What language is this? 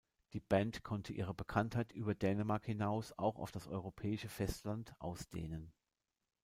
German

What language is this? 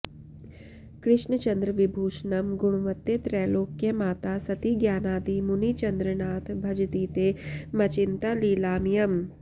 Sanskrit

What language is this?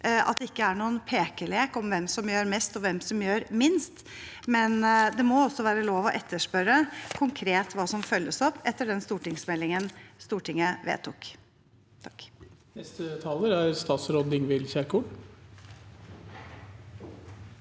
Norwegian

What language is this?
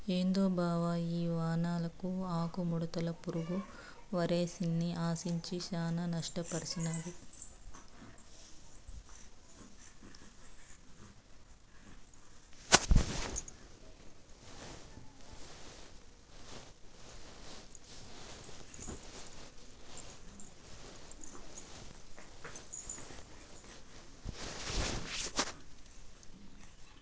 Telugu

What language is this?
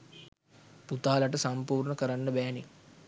Sinhala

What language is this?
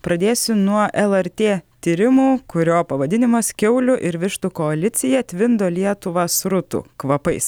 Lithuanian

